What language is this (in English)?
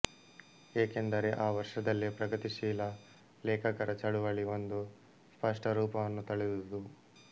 Kannada